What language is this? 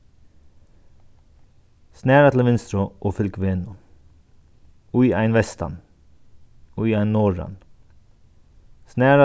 Faroese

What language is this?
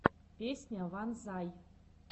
Russian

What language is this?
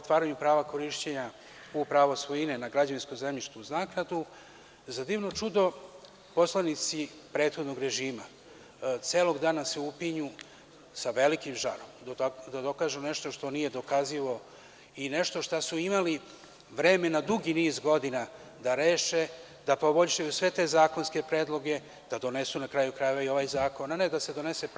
Serbian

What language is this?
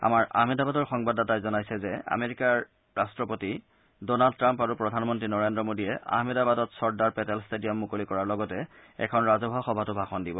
Assamese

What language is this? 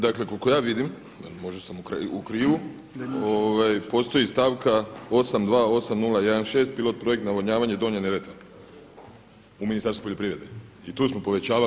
Croatian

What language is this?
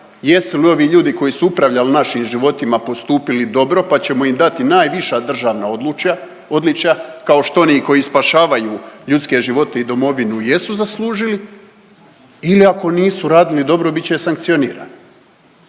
Croatian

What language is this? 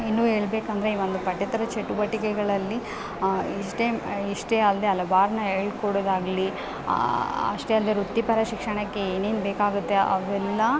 Kannada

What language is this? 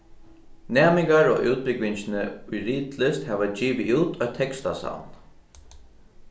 Faroese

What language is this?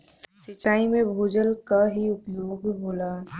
Bhojpuri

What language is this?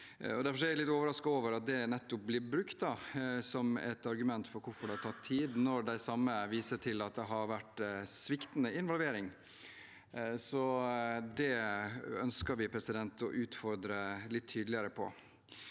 Norwegian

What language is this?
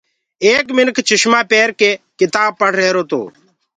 Gurgula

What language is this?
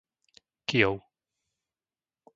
Slovak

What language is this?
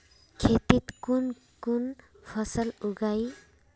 Magahi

